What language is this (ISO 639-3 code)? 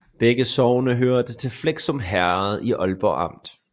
dan